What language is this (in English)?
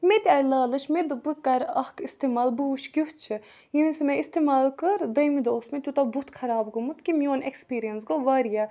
Kashmiri